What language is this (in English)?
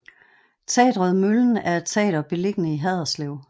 Danish